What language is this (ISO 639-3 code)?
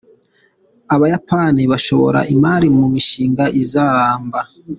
kin